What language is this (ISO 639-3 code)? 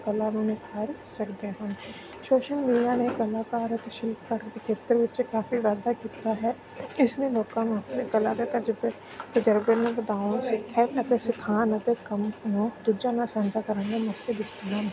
pan